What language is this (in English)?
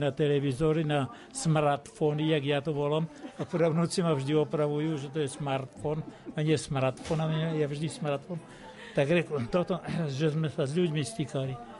Slovak